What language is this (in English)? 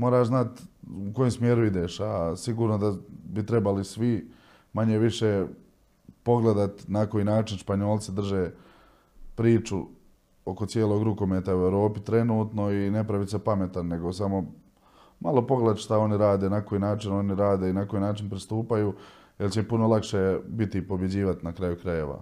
Croatian